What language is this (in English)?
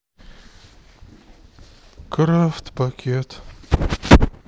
Russian